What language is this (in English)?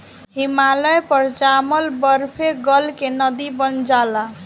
Bhojpuri